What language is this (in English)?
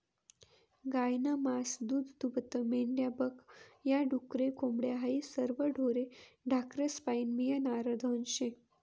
Marathi